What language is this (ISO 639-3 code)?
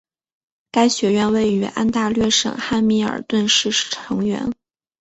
zho